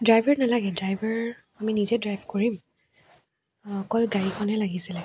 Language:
Assamese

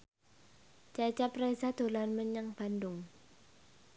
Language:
Javanese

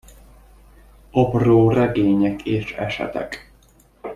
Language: Hungarian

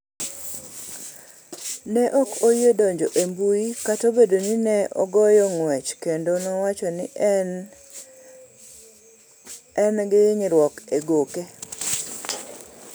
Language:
Luo (Kenya and Tanzania)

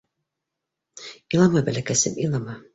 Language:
Bashkir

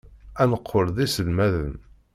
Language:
Kabyle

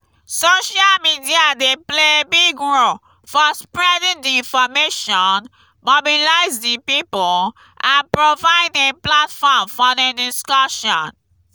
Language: Nigerian Pidgin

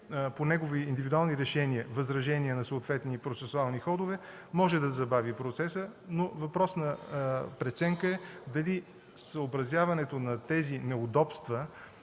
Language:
Bulgarian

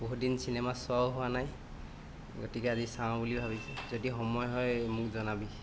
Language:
Assamese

